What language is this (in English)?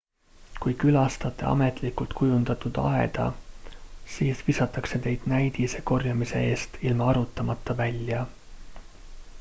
Estonian